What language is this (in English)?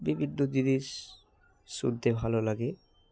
Bangla